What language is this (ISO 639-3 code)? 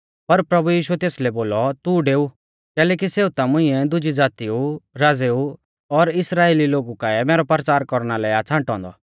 bfz